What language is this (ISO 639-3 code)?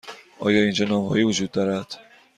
fas